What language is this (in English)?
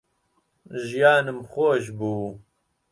Central Kurdish